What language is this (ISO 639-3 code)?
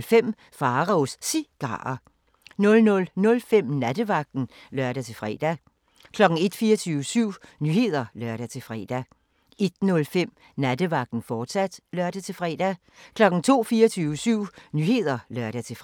dan